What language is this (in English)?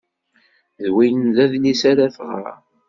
Kabyle